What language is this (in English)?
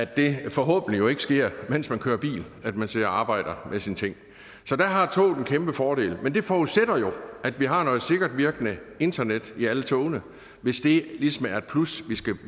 Danish